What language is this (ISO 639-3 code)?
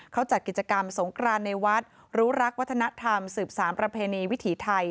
tha